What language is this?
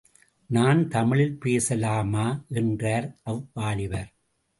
Tamil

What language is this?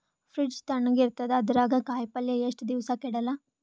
Kannada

